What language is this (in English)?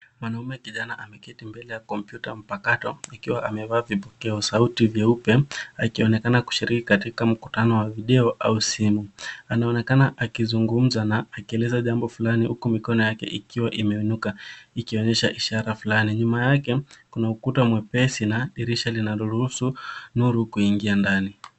Swahili